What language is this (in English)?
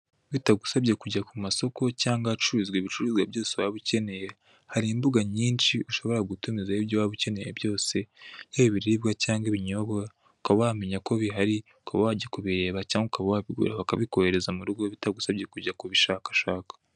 Kinyarwanda